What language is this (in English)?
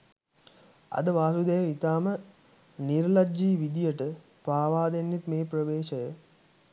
Sinhala